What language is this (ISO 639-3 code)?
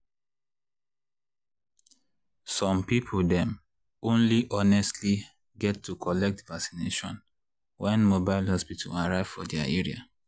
pcm